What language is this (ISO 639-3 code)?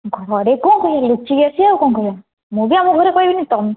ori